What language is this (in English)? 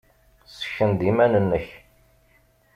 Kabyle